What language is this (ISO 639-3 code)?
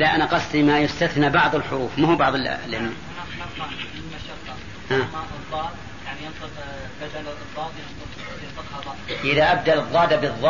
ara